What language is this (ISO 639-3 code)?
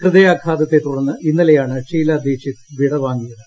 mal